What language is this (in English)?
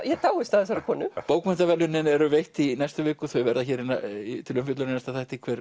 Icelandic